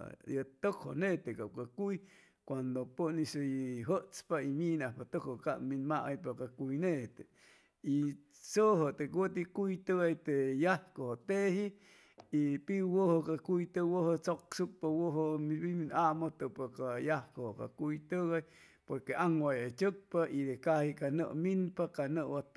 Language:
Chimalapa Zoque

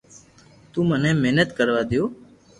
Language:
Loarki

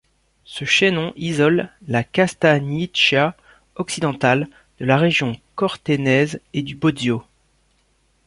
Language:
French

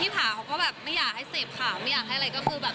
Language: Thai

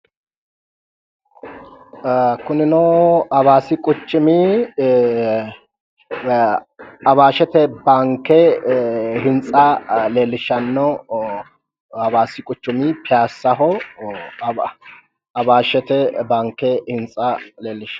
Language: Sidamo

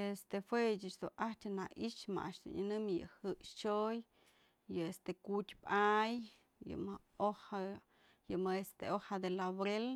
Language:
Mazatlán Mixe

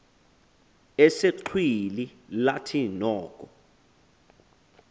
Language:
Xhosa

